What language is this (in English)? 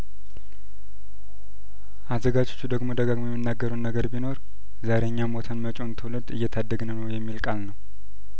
Amharic